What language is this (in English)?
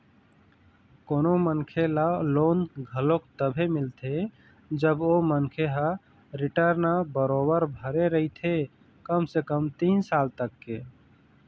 Chhattisgarhi